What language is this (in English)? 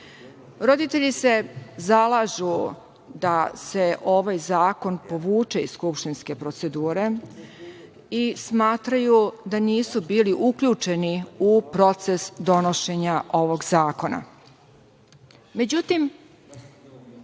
Serbian